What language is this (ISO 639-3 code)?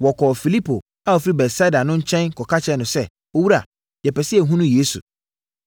aka